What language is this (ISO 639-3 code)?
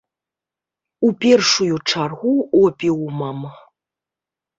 bel